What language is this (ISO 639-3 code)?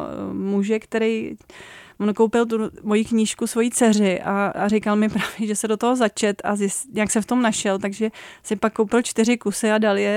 ces